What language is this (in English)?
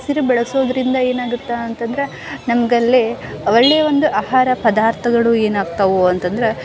Kannada